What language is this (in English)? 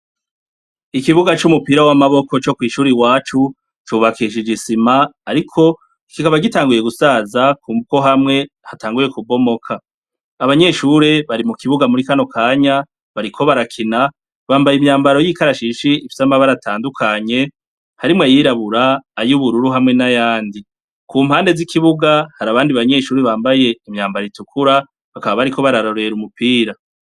Rundi